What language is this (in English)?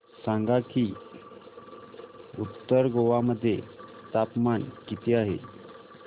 Marathi